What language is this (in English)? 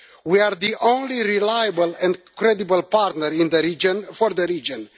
English